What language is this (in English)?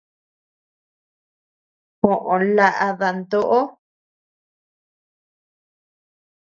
Tepeuxila Cuicatec